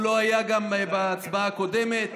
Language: Hebrew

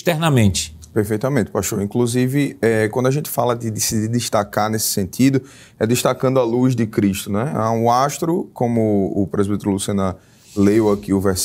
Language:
Portuguese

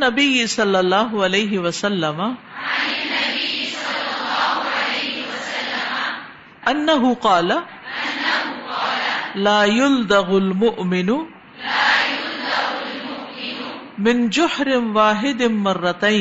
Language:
Urdu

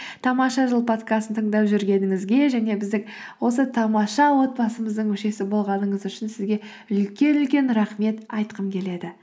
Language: Kazakh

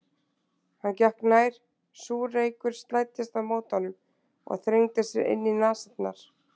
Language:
Icelandic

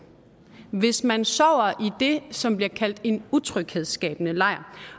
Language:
Danish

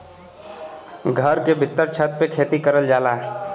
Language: Bhojpuri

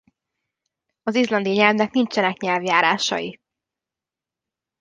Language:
Hungarian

